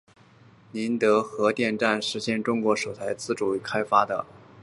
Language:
Chinese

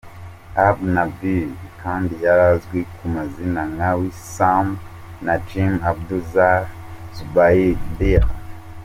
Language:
Kinyarwanda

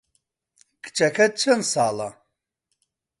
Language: Central Kurdish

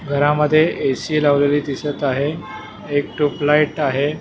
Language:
Marathi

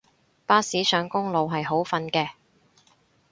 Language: Cantonese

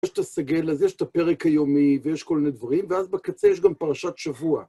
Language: Hebrew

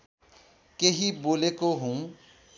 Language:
Nepali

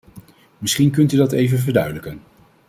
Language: Dutch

